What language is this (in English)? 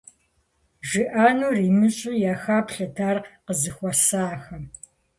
Kabardian